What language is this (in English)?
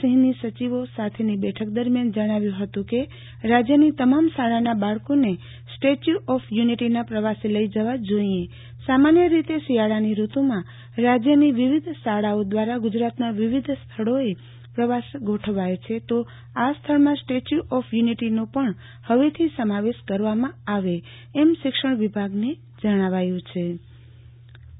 Gujarati